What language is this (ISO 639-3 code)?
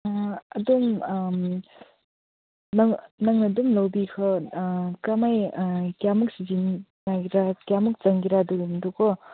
mni